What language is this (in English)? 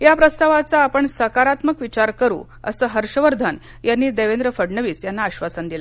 Marathi